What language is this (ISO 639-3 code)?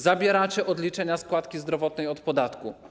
pol